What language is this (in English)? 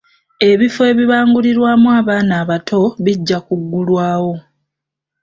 Ganda